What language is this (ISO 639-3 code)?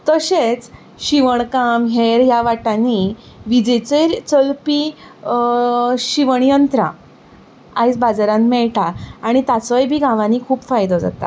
kok